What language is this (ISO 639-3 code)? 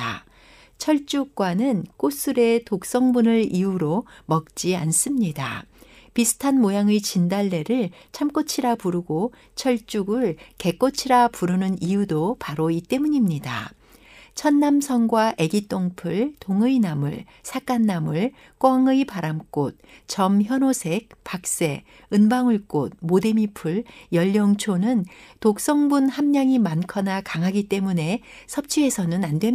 kor